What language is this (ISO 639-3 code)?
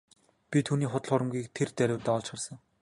mon